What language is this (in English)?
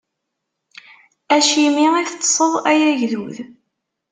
Kabyle